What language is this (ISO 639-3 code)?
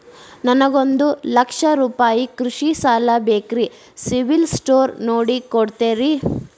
kan